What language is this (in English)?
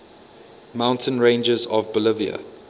English